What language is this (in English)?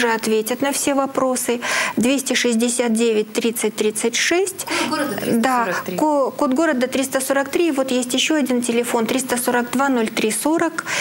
Russian